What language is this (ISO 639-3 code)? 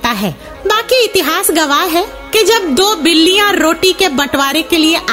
hin